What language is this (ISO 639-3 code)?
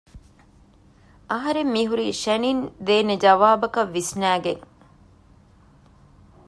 div